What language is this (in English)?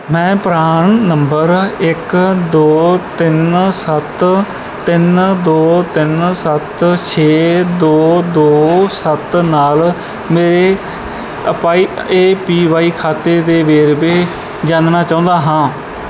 Punjabi